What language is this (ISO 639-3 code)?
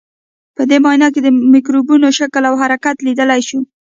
pus